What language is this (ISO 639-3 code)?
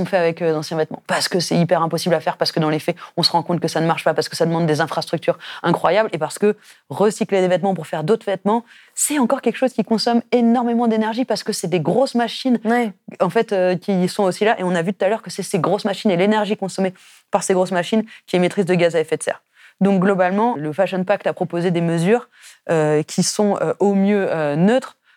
fra